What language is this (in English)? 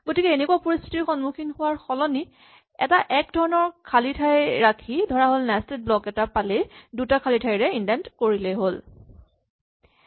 Assamese